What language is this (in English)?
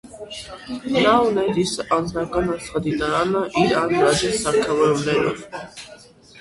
Armenian